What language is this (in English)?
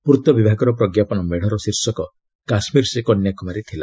Odia